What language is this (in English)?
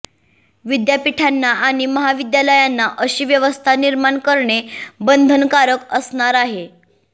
Marathi